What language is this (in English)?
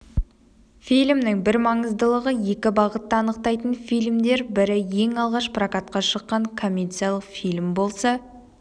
Kazakh